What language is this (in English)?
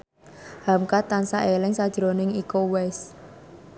Javanese